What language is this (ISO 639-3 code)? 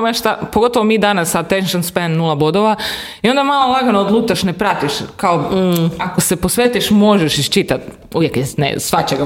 hrv